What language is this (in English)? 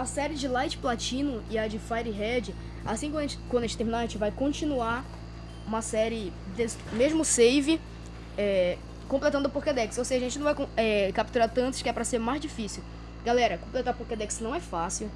Portuguese